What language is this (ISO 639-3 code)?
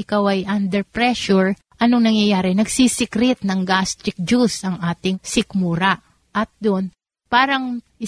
fil